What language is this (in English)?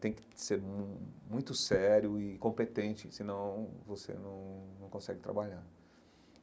Portuguese